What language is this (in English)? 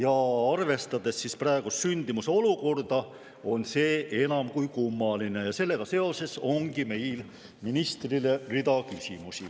Estonian